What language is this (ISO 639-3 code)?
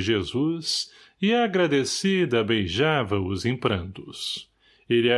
por